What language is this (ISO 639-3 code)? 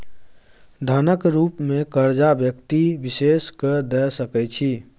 mai